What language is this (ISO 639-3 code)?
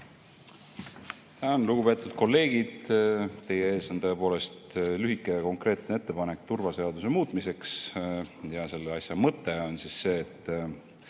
est